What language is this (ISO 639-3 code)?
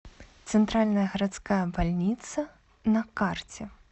rus